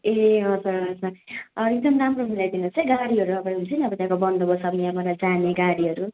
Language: Nepali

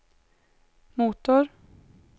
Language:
Swedish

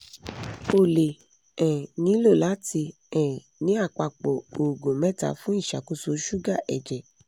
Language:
Yoruba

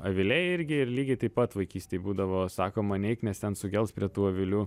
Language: Lithuanian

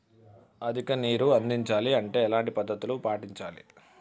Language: Telugu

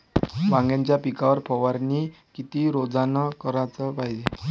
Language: Marathi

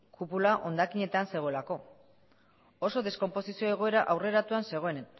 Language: Basque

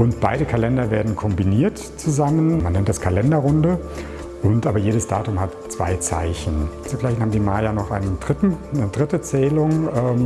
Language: German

